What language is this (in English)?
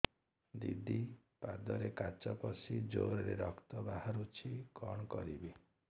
Odia